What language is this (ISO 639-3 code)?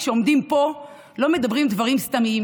heb